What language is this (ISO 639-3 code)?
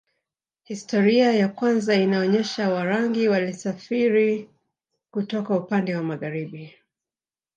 swa